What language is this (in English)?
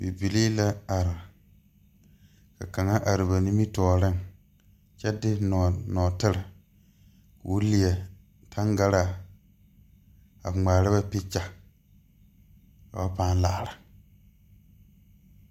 Southern Dagaare